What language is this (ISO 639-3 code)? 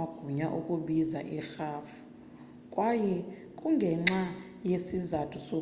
xho